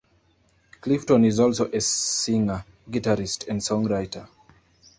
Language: English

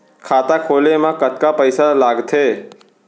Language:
Chhattisgarhi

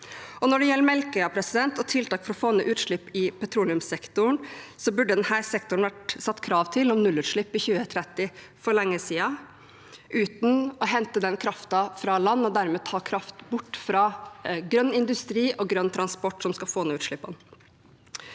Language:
Norwegian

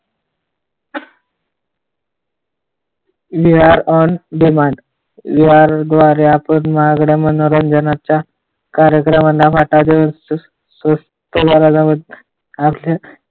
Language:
Marathi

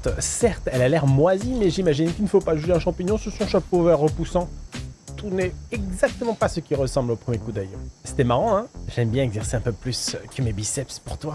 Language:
French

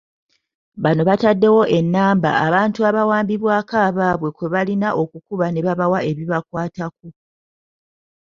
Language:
Ganda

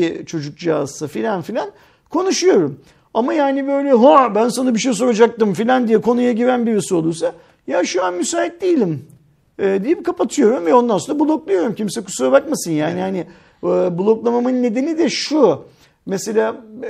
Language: Turkish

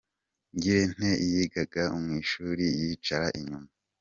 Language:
Kinyarwanda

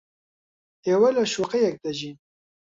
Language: Central Kurdish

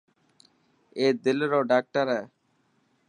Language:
Dhatki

